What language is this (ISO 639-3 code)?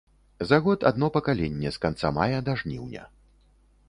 bel